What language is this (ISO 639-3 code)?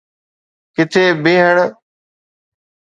snd